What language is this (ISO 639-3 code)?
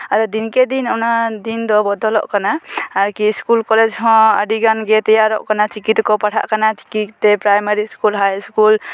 sat